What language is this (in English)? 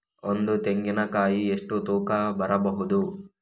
Kannada